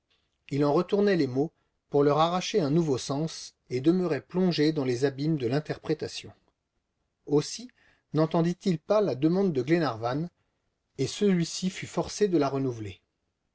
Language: French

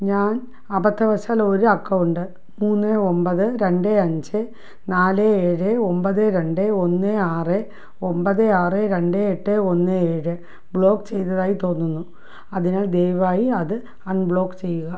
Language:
Malayalam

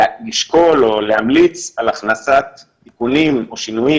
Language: Hebrew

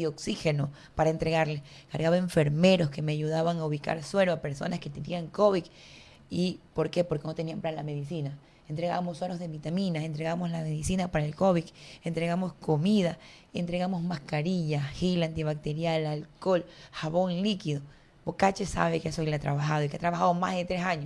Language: Spanish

